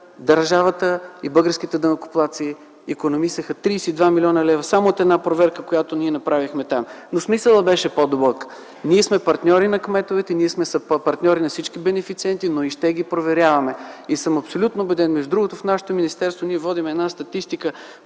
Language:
Bulgarian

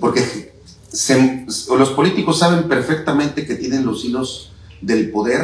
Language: Spanish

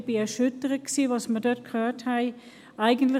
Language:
Swiss German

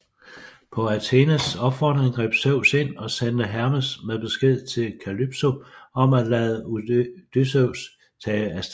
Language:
Danish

